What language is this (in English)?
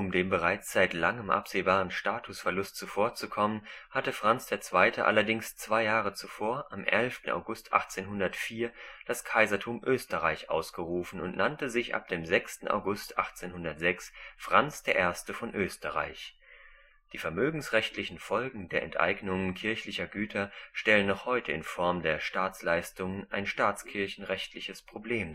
German